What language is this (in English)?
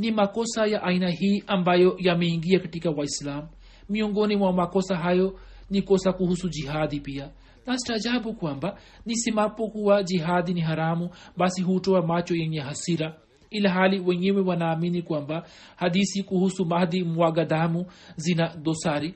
Swahili